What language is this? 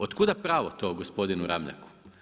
Croatian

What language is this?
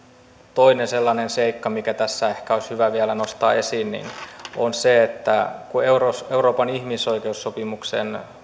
Finnish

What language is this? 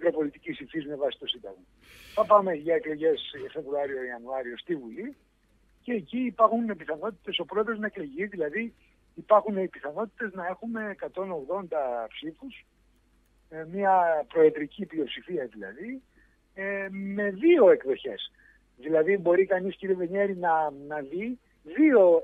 Greek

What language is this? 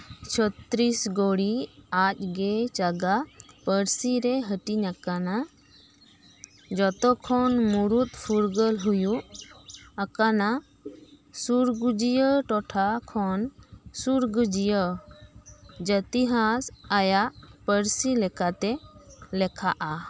Santali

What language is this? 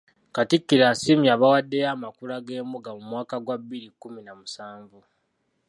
Ganda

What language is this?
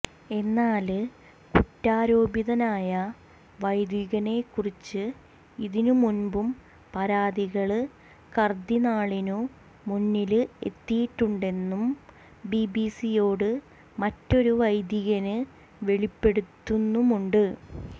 Malayalam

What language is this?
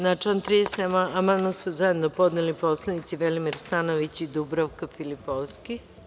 Serbian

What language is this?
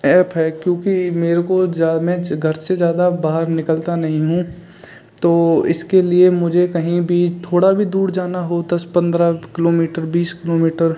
Hindi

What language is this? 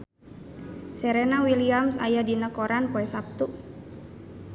Sundanese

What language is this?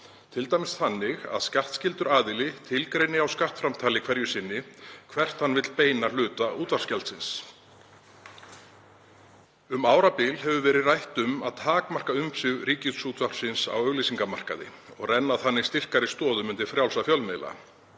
Icelandic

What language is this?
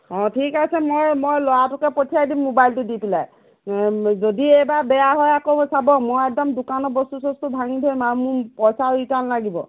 Assamese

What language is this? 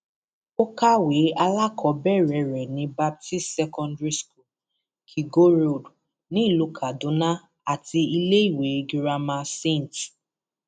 Yoruba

